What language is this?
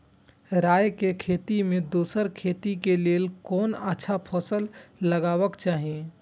Maithili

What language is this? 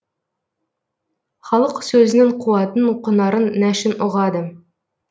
Kazakh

